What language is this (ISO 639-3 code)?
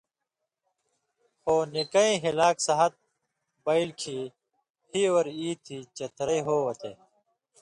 mvy